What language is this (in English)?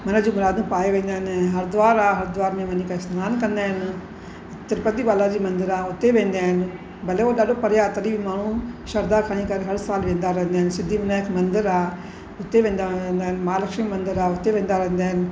Sindhi